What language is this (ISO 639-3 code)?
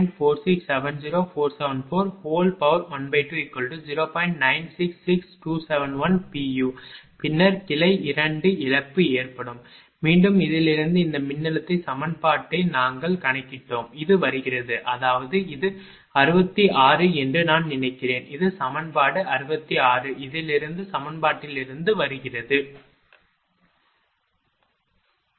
tam